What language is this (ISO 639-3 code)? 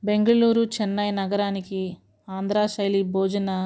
tel